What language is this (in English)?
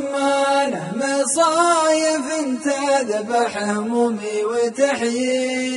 Arabic